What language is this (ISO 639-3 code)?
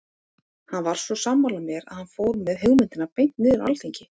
isl